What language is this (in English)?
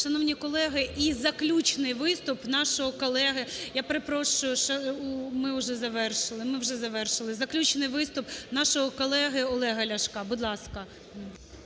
Ukrainian